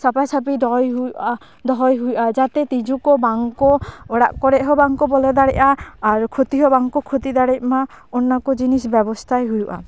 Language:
Santali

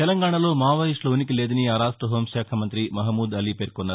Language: Telugu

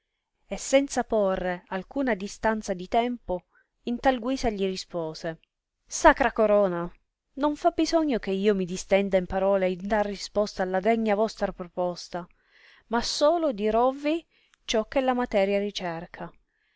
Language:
Italian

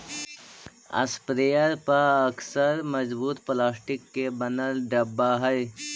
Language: Magahi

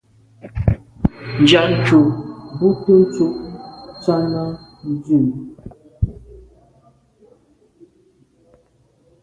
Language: Medumba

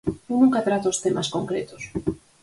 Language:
Galician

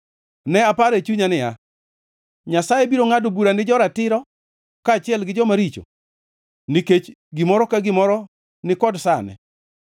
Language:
Luo (Kenya and Tanzania)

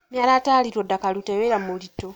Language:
Kikuyu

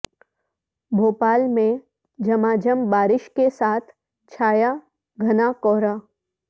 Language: Urdu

